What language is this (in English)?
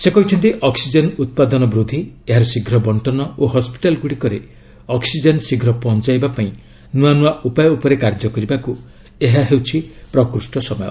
Odia